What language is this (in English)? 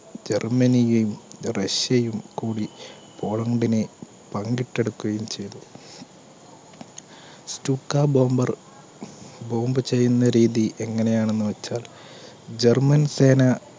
Malayalam